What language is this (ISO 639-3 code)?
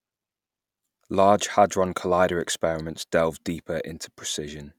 eng